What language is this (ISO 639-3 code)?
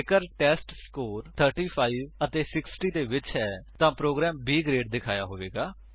pan